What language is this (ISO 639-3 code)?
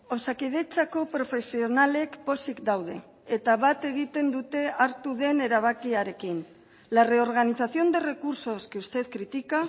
eus